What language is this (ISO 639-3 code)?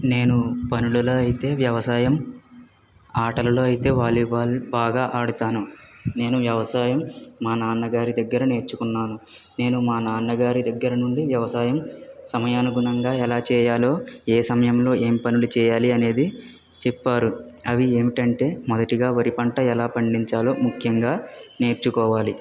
tel